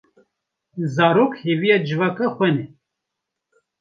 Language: Kurdish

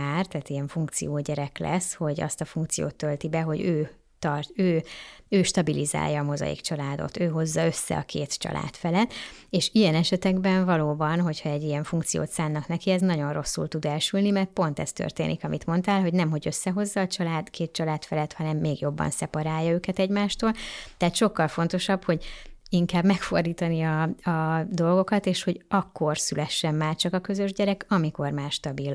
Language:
Hungarian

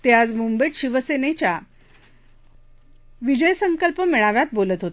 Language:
Marathi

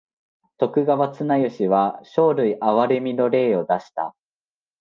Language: Japanese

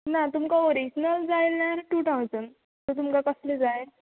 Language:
Konkani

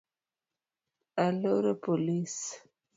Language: Luo (Kenya and Tanzania)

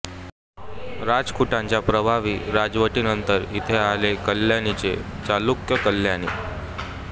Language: Marathi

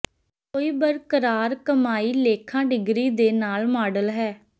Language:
Punjabi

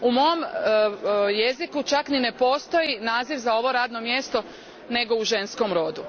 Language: Croatian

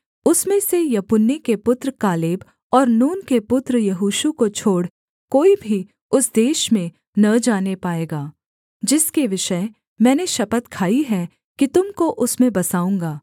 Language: Hindi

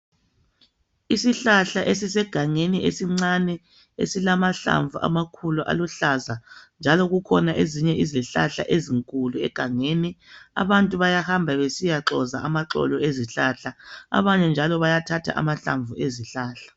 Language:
North Ndebele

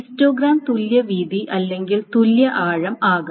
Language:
Malayalam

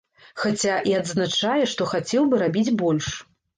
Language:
Belarusian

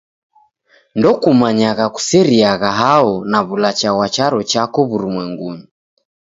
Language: Taita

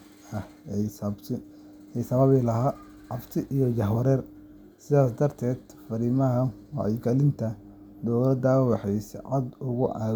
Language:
Somali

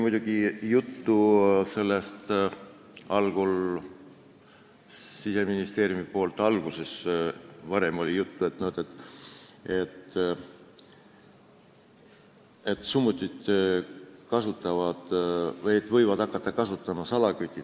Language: Estonian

